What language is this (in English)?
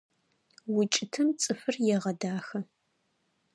Adyghe